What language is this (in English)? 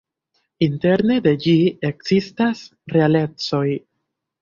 Esperanto